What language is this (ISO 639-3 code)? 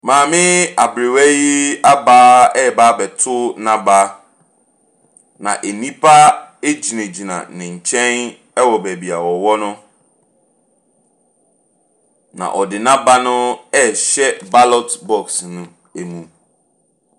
aka